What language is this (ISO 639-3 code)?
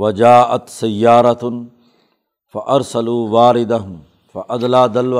urd